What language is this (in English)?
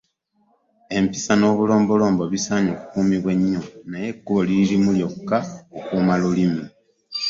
Ganda